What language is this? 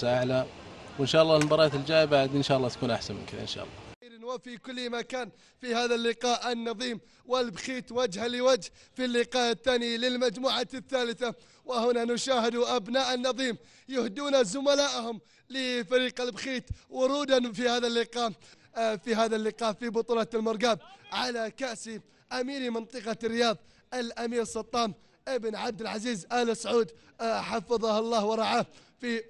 Arabic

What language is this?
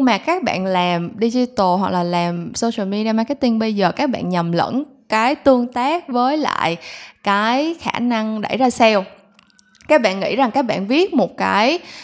Vietnamese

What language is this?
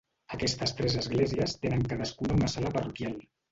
Catalan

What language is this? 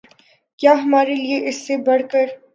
Urdu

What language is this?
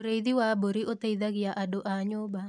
Kikuyu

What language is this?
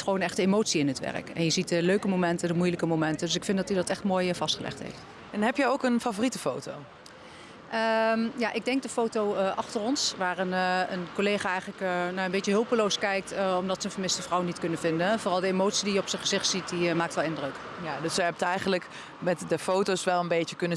Dutch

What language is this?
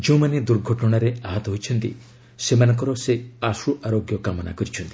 Odia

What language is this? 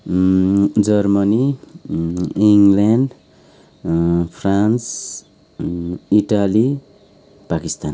Nepali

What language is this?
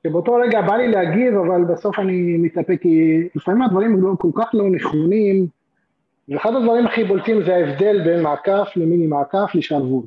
Hebrew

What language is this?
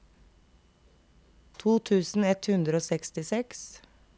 Norwegian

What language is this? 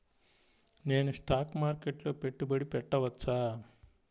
Telugu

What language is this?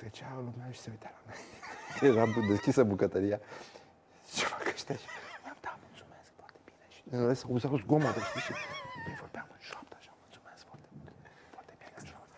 Romanian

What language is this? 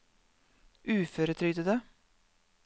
Norwegian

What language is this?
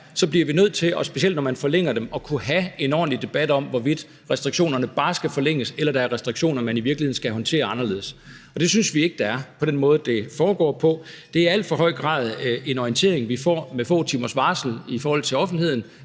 Danish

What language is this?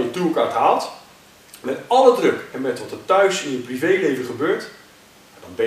Dutch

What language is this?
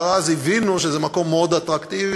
Hebrew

